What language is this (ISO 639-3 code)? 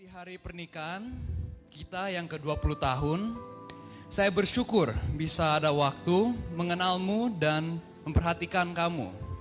ind